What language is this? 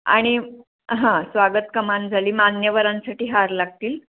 Marathi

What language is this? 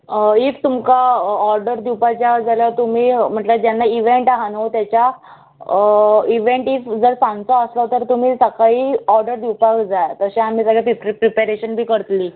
Konkani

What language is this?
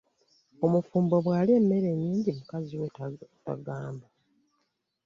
Ganda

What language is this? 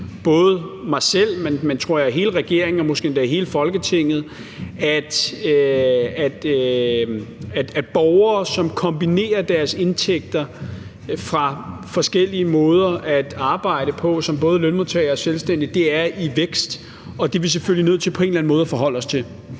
Danish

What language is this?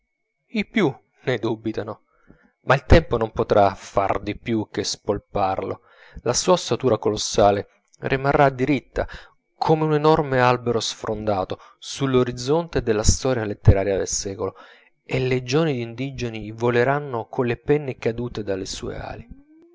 Italian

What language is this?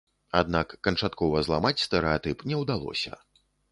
Belarusian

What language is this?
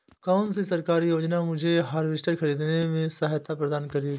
Hindi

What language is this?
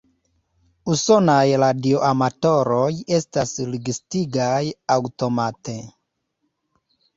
Esperanto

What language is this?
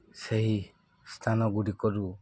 Odia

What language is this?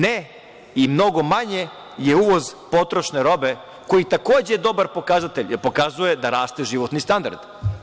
Serbian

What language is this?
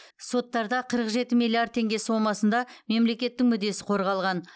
Kazakh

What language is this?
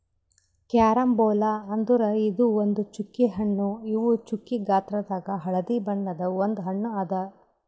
Kannada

